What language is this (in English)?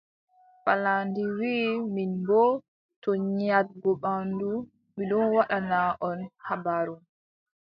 Adamawa Fulfulde